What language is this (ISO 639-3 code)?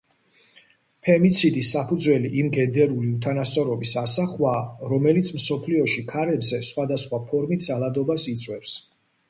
kat